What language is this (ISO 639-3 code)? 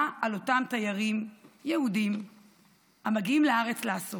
heb